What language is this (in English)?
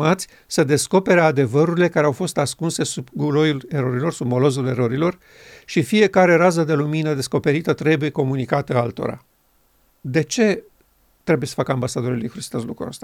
Romanian